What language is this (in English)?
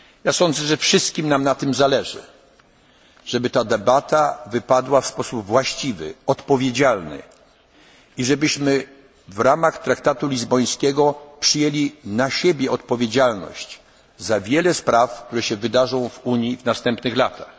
Polish